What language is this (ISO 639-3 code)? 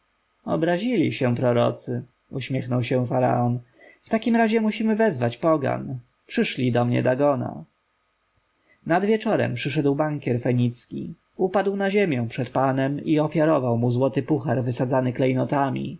pol